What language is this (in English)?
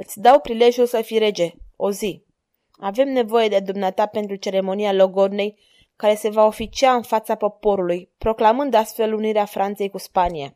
Romanian